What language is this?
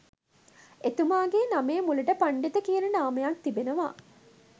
Sinhala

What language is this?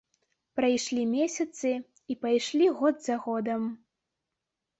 Belarusian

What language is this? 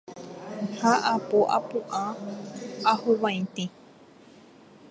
Guarani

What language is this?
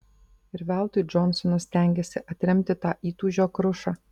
Lithuanian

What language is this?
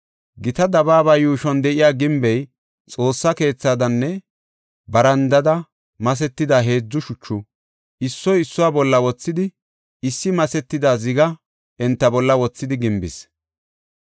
Gofa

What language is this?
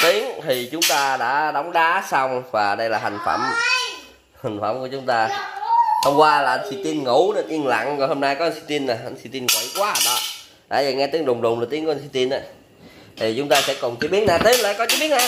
Vietnamese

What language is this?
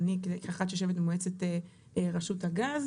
Hebrew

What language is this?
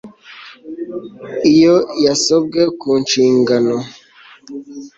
Kinyarwanda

